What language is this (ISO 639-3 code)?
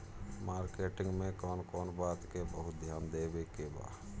bho